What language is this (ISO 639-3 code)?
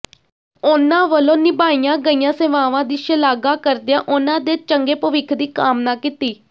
pan